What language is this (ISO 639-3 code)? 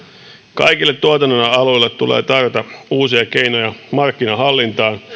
fin